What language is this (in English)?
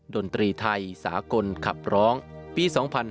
Thai